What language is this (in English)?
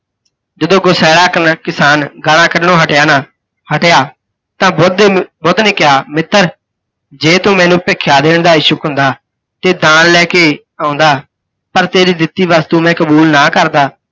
Punjabi